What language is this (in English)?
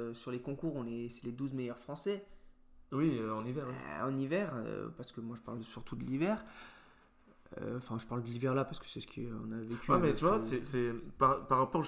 French